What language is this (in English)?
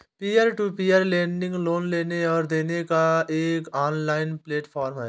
Hindi